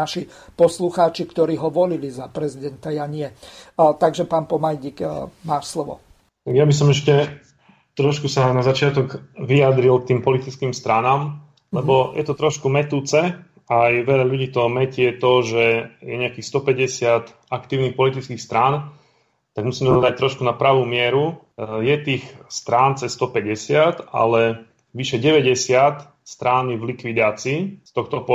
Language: Slovak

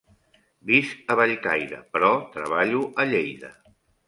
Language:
Catalan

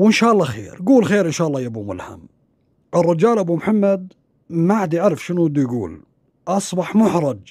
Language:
Arabic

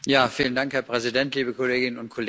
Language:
German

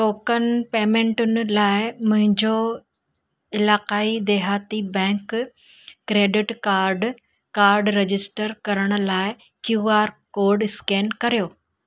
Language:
Sindhi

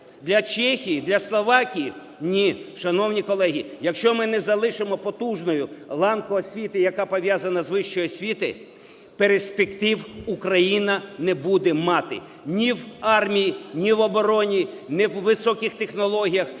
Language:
Ukrainian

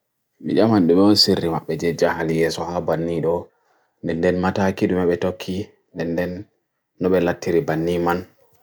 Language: Bagirmi Fulfulde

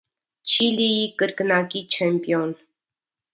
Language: Armenian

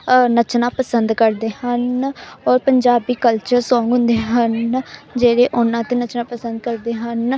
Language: Punjabi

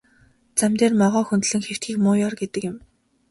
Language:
Mongolian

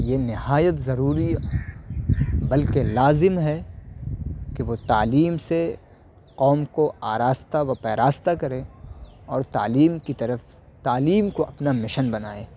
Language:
Urdu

